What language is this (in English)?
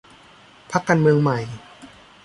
Thai